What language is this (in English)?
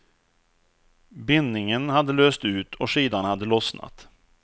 Swedish